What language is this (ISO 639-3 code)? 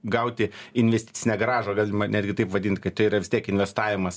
lit